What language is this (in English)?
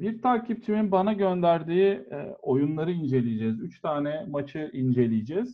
Turkish